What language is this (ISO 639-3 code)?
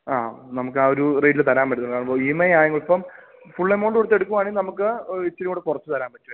mal